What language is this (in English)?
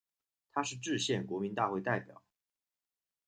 Chinese